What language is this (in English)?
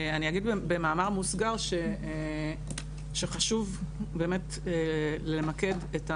Hebrew